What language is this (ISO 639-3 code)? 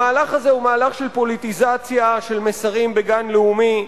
heb